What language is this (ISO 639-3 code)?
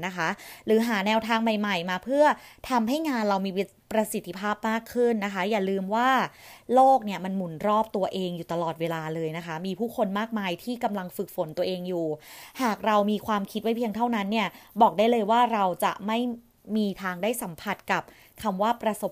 tha